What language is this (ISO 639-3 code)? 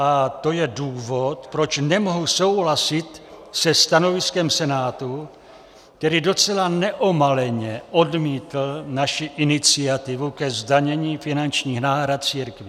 ces